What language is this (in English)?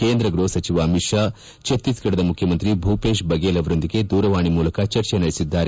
Kannada